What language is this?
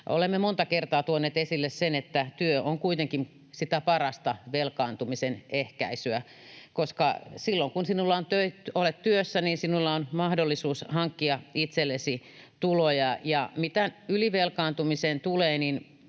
Finnish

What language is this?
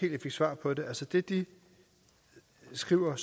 Danish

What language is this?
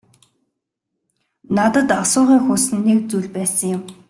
Mongolian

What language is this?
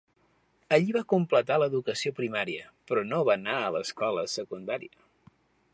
Catalan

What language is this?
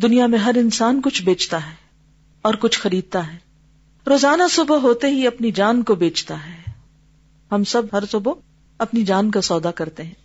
Urdu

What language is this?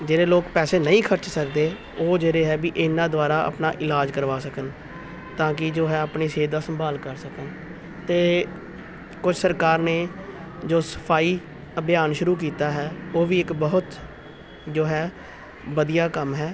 Punjabi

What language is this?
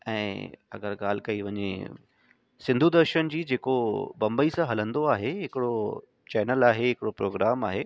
Sindhi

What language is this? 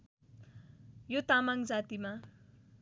Nepali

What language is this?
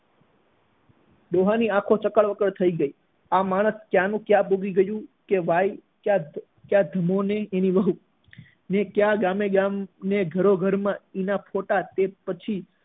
Gujarati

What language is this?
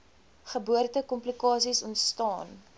Afrikaans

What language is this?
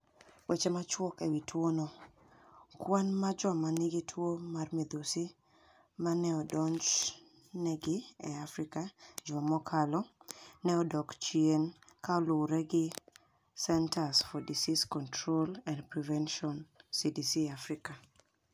Luo (Kenya and Tanzania)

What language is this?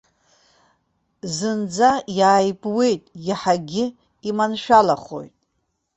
Abkhazian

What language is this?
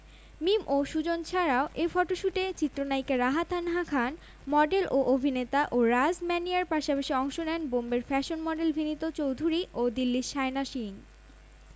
Bangla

